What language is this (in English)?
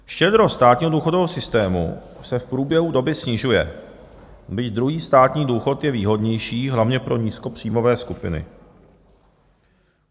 Czech